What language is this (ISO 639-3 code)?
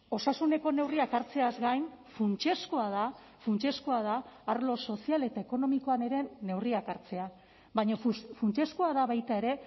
eus